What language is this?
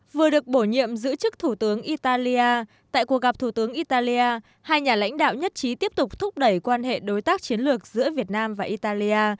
Vietnamese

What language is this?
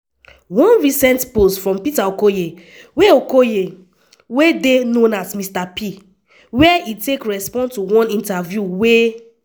Nigerian Pidgin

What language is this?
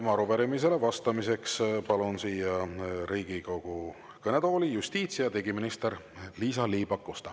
Estonian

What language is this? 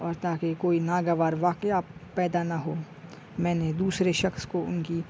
Urdu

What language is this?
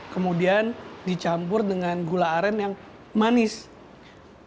Indonesian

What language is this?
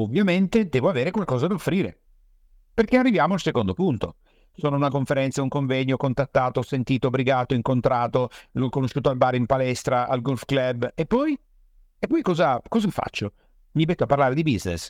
Italian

